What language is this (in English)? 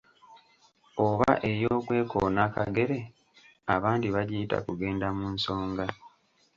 Ganda